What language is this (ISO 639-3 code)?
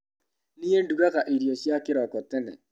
kik